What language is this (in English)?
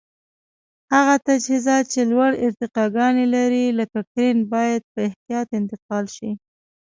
Pashto